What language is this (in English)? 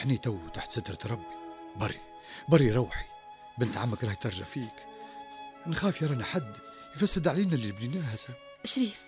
Arabic